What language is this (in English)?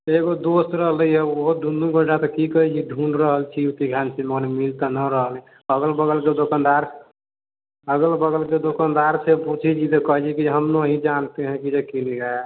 Maithili